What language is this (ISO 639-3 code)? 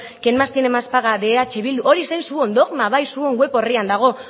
eus